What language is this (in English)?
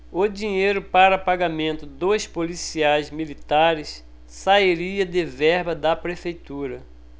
Portuguese